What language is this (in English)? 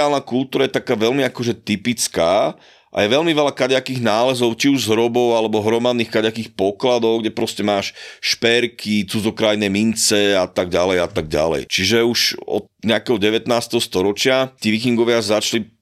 Slovak